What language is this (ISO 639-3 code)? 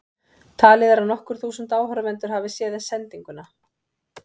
isl